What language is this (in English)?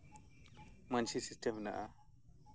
Santali